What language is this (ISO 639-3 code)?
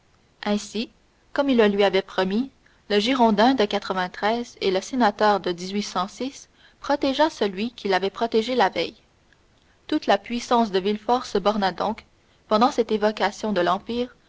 fra